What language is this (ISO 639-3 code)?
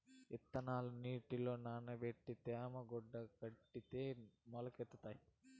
tel